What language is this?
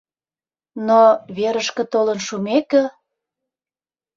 Mari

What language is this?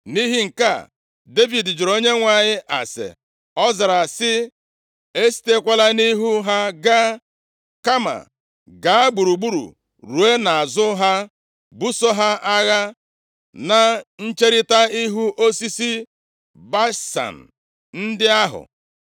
Igbo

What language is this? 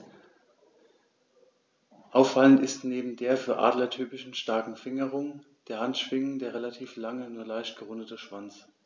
German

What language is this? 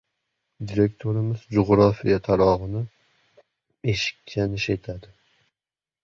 Uzbek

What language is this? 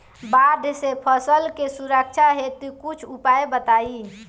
Bhojpuri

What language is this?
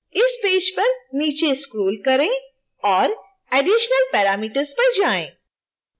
Hindi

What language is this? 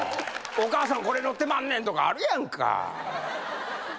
Japanese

